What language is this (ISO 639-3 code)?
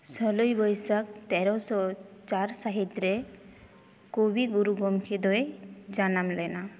sat